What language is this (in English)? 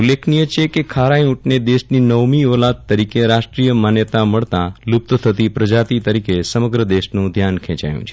Gujarati